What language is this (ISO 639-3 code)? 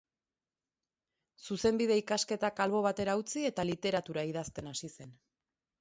eus